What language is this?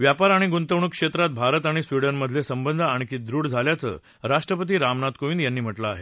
Marathi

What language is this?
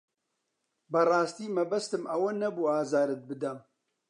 Central Kurdish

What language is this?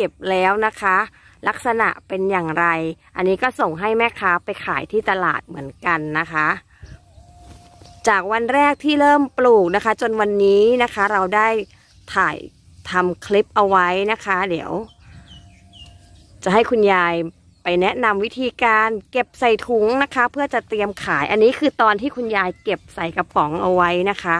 Thai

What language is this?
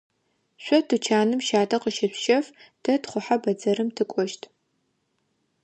Adyghe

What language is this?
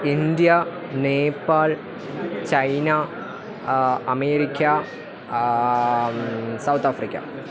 Sanskrit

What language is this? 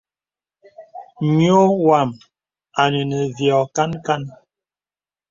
Bebele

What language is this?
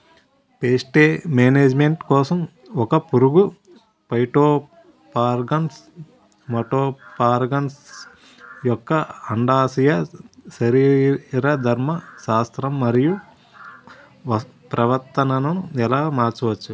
Telugu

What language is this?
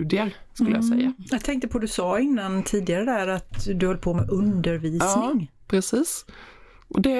Swedish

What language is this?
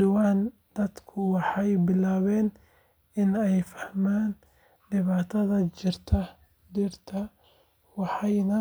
Somali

